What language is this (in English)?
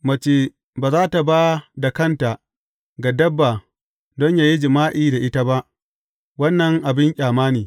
Hausa